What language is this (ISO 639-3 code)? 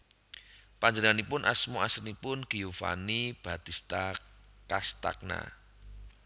jav